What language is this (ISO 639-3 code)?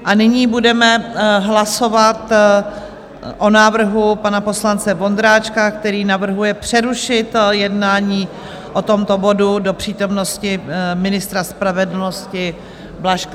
ces